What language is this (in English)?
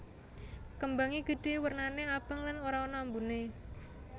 Javanese